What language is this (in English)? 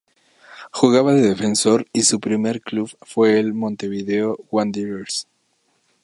Spanish